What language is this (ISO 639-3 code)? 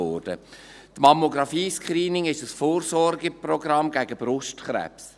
gsw